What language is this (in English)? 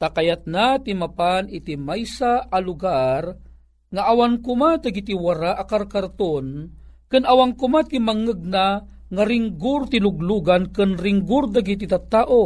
Filipino